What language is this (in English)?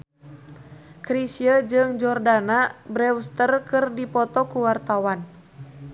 Sundanese